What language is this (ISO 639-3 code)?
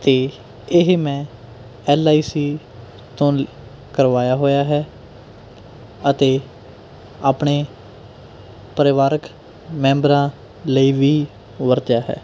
pan